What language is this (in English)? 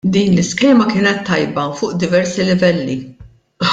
Maltese